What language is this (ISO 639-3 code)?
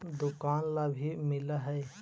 mag